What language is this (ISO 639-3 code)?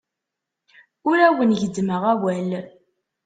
kab